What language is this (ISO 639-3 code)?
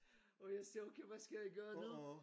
dan